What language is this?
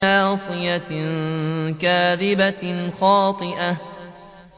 Arabic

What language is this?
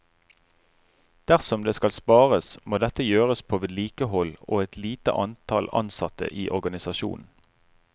Norwegian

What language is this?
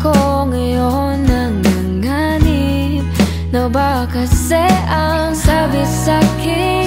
Indonesian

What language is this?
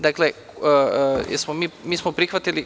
Serbian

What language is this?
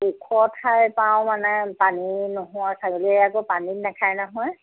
Assamese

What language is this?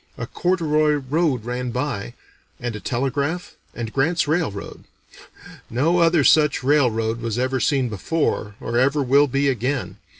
English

